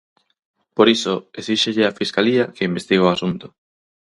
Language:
Galician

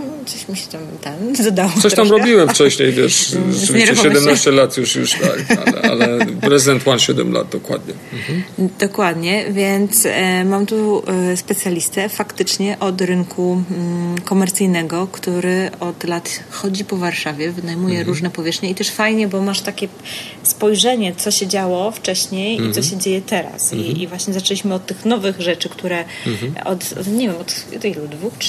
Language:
Polish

